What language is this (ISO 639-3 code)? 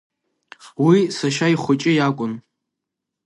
abk